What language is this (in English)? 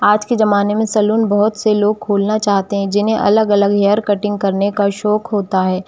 Hindi